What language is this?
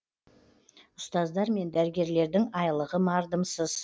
Kazakh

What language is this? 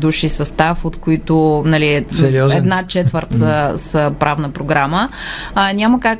Bulgarian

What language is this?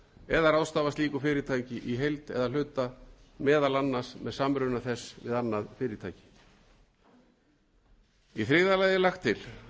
Icelandic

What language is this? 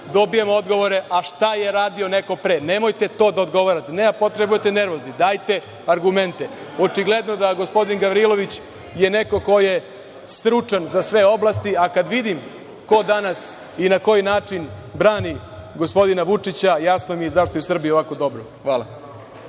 Serbian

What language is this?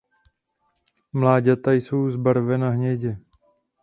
Czech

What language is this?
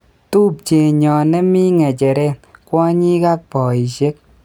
Kalenjin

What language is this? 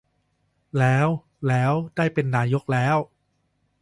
Thai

